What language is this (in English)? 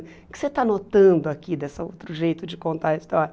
Portuguese